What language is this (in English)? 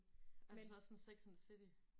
Danish